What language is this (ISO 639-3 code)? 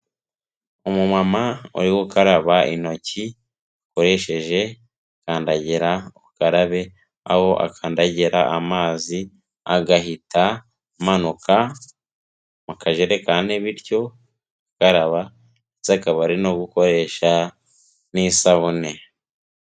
kin